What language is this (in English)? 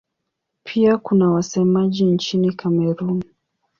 Swahili